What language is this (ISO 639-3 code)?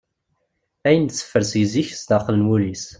kab